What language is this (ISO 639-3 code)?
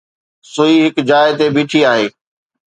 snd